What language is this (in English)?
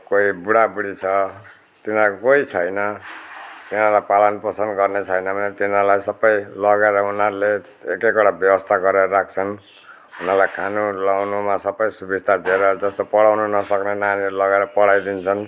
Nepali